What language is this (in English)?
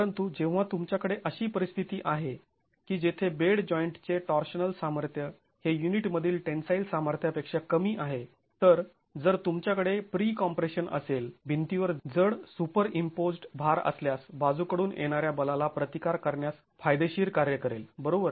Marathi